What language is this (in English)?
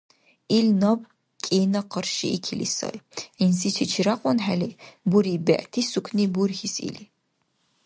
Dargwa